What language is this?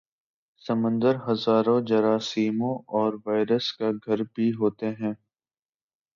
Urdu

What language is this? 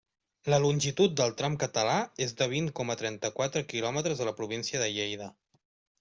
Catalan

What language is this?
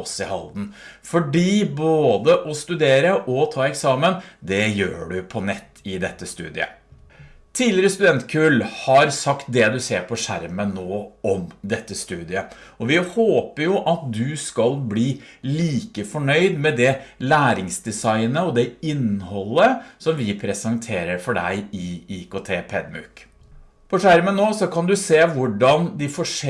Norwegian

